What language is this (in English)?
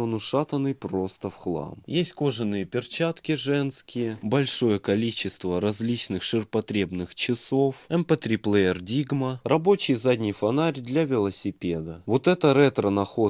Russian